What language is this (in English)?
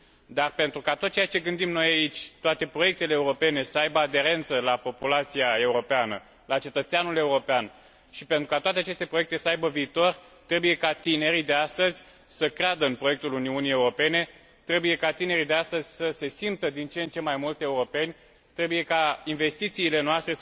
Romanian